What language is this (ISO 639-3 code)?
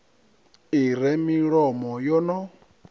ven